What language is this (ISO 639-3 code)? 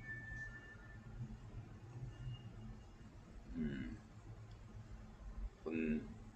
tha